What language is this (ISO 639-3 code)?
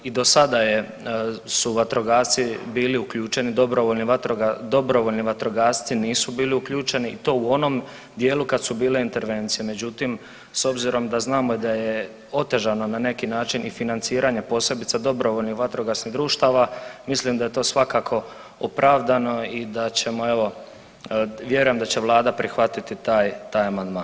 hrv